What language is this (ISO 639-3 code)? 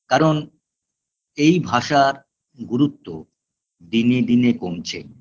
ben